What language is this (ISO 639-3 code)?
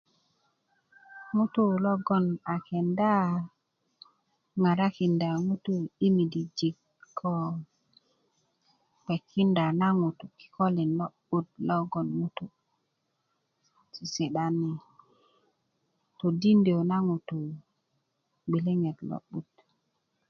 ukv